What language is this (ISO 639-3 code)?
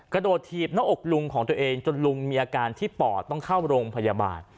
tha